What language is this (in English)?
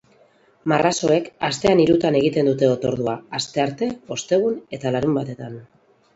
Basque